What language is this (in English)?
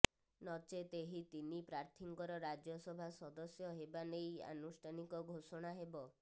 Odia